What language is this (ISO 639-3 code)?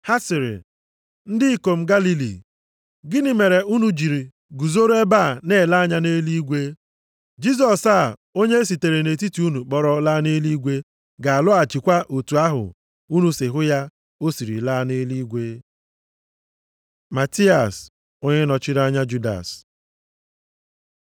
ibo